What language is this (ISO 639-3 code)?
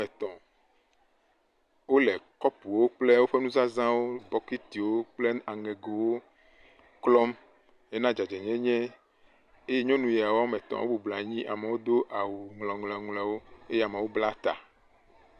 ewe